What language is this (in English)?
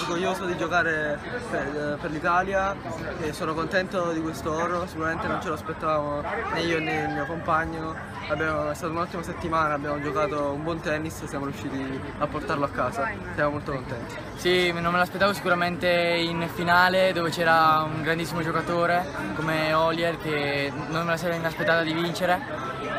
Italian